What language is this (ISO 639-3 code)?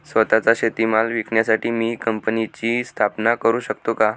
mar